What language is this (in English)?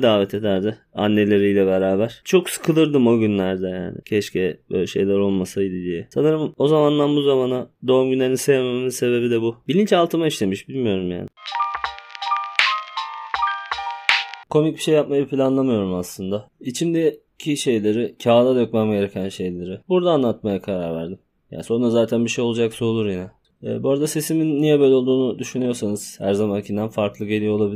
Turkish